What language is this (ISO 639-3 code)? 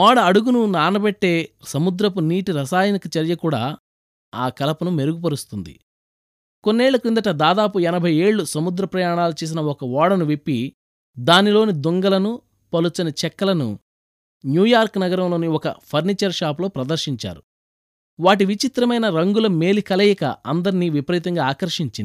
tel